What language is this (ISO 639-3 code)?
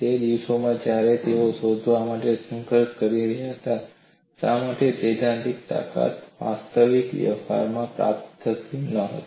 guj